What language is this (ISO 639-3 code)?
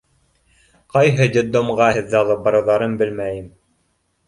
bak